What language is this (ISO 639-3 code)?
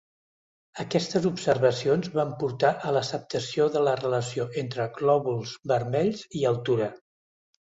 cat